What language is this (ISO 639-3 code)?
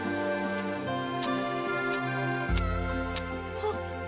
jpn